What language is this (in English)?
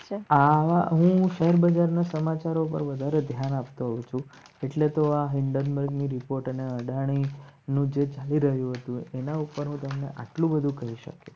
Gujarati